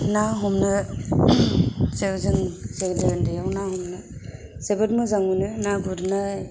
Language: Bodo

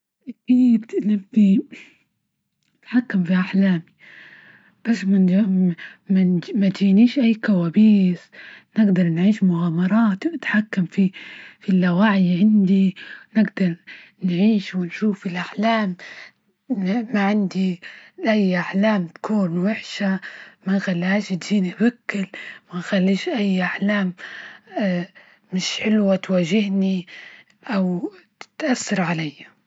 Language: Libyan Arabic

